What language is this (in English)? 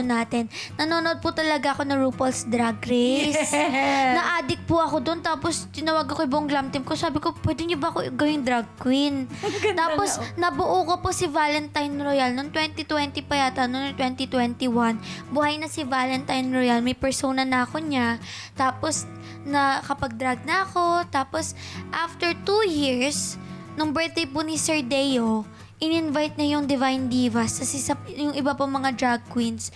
Filipino